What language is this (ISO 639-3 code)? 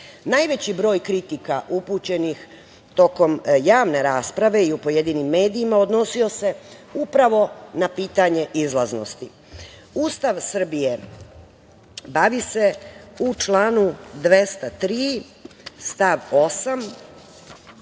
srp